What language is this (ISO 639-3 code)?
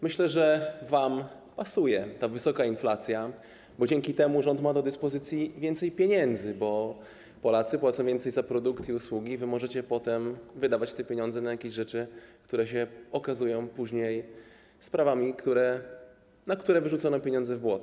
pol